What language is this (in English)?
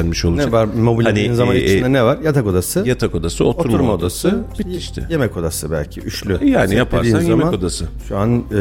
Turkish